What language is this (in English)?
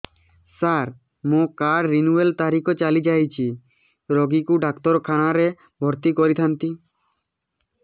Odia